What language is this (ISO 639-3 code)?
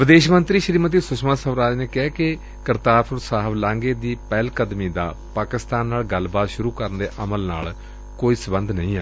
pan